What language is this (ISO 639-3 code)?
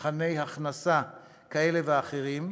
heb